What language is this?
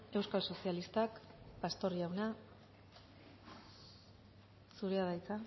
Basque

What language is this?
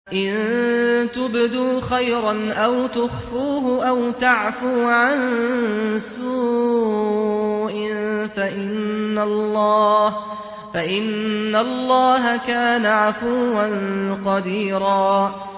Arabic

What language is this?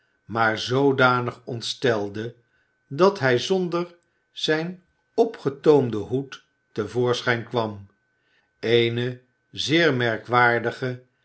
Dutch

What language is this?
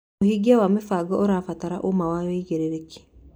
Kikuyu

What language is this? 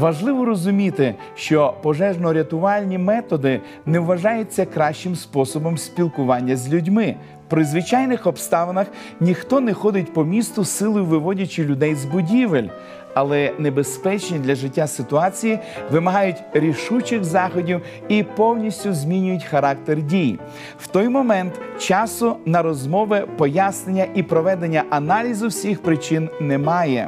Ukrainian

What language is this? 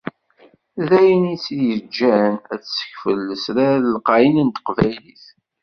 Kabyle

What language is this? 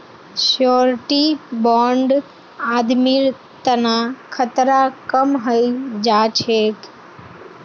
Magahi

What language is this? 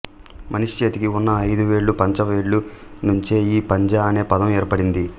Telugu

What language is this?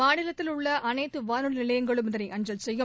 Tamil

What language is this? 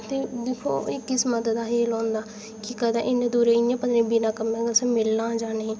Dogri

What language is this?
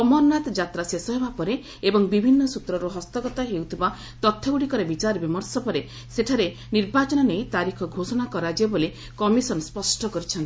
Odia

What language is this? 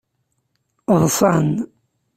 Kabyle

